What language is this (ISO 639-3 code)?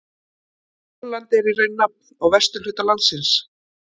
isl